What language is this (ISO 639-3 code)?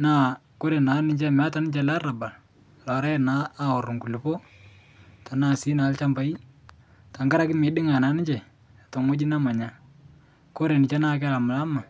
mas